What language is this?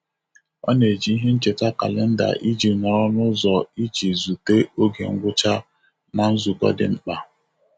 Igbo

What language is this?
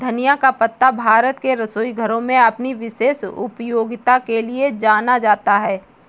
Hindi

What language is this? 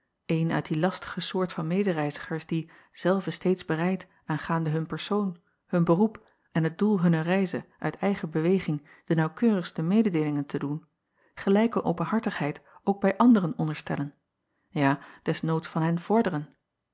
Dutch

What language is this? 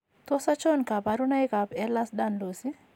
Kalenjin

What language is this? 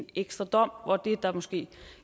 Danish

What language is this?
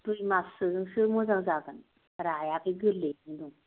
Bodo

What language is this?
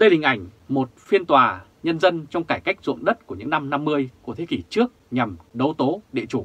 Vietnamese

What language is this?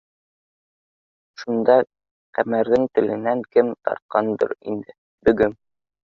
Bashkir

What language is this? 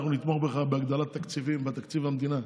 Hebrew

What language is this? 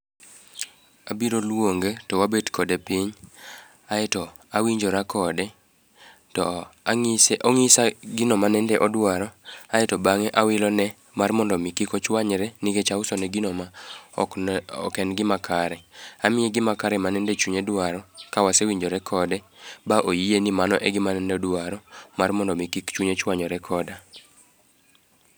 Luo (Kenya and Tanzania)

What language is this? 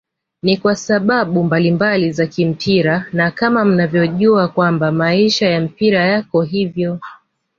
Swahili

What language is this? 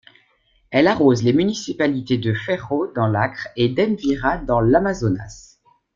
French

